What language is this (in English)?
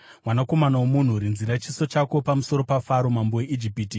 Shona